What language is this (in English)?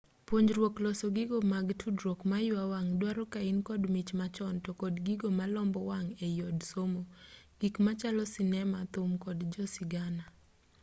Luo (Kenya and Tanzania)